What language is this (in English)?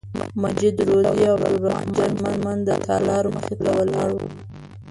Pashto